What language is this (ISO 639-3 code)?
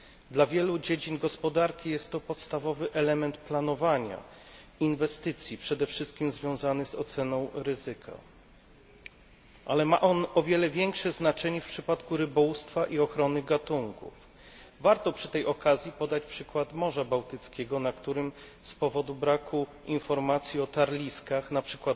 pol